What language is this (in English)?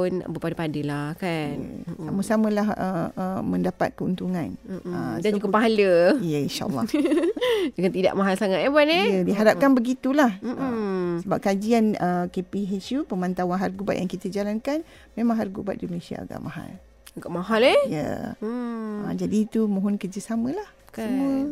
Malay